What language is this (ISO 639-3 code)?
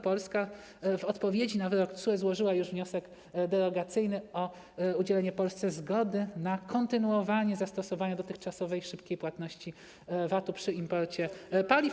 pol